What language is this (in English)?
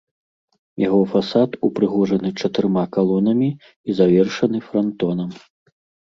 Belarusian